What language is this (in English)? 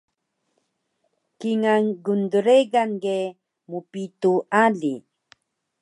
Taroko